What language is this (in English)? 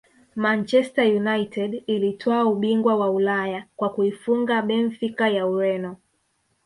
Swahili